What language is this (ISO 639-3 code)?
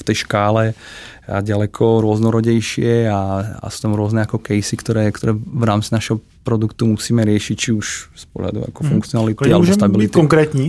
ces